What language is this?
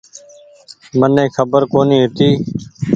Goaria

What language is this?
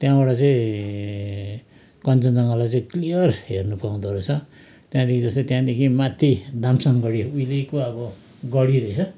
Nepali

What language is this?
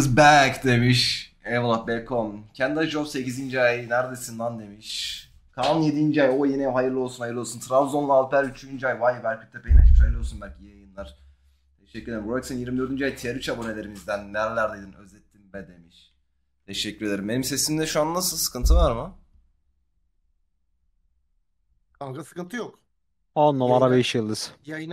Turkish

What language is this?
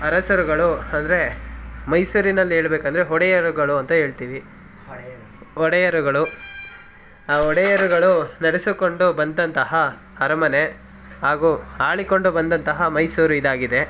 Kannada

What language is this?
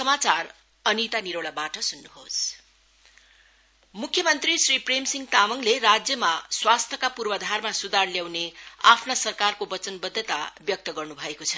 Nepali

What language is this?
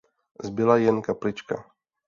Czech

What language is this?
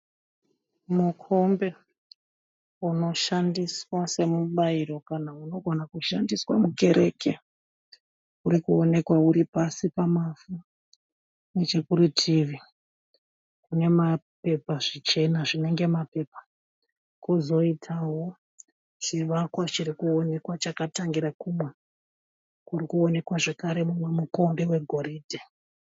Shona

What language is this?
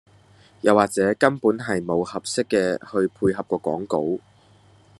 Cantonese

